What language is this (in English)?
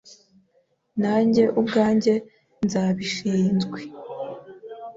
Kinyarwanda